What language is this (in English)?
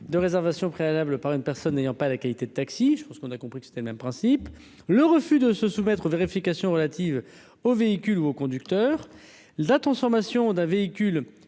French